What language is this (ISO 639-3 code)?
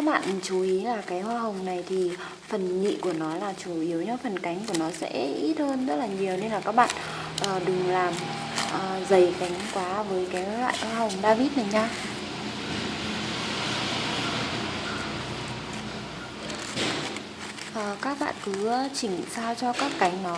vie